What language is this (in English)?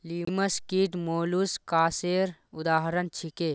Magahi